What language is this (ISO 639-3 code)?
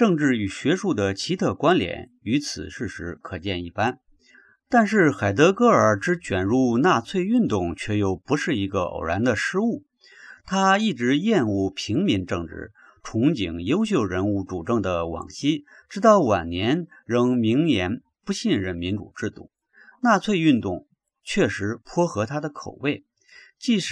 zho